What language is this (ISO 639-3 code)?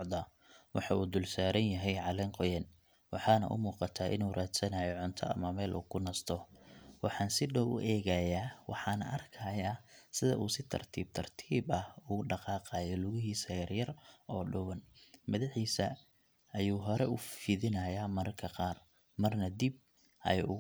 som